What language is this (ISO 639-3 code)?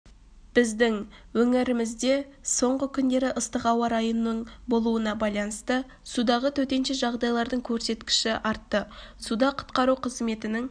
kaz